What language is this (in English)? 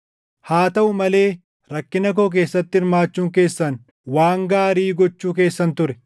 Oromo